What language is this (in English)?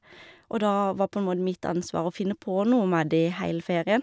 Norwegian